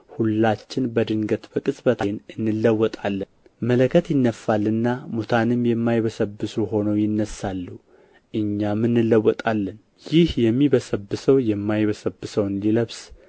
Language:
Amharic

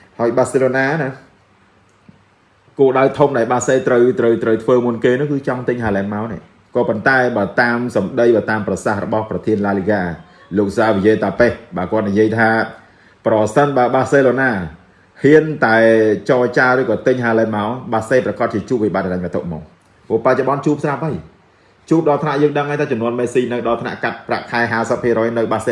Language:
Vietnamese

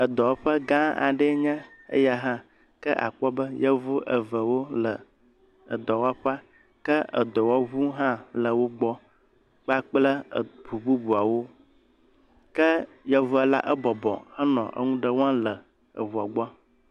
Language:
Ewe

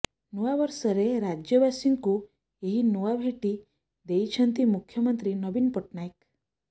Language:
Odia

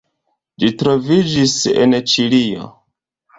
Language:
Esperanto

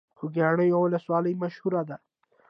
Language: Pashto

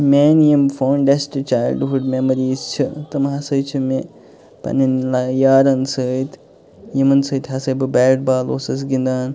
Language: Kashmiri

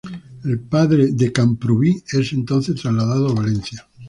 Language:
Spanish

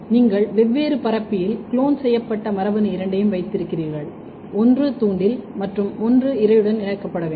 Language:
Tamil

